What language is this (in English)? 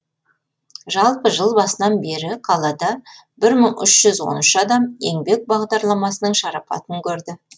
Kazakh